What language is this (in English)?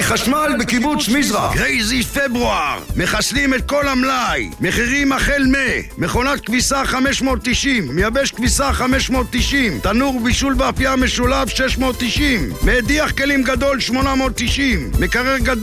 Hebrew